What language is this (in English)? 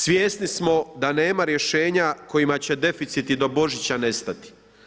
Croatian